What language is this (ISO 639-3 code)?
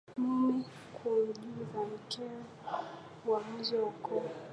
swa